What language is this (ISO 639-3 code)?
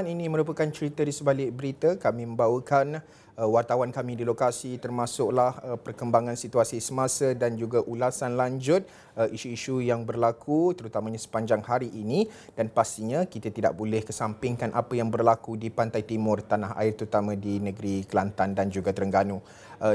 msa